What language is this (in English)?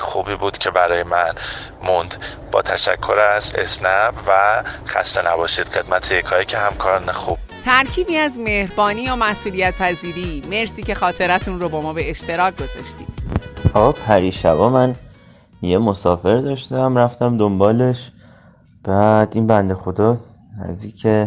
Persian